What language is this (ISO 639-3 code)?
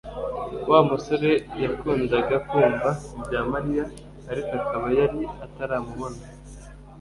kin